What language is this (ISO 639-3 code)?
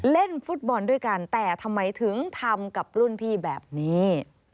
tha